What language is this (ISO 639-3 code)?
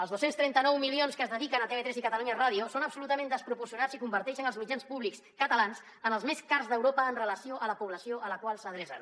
cat